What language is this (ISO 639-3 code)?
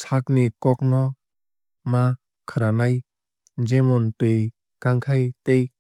trp